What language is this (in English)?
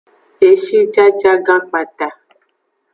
Aja (Benin)